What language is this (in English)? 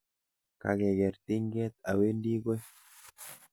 Kalenjin